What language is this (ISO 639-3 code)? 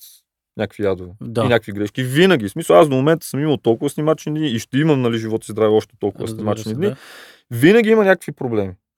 bul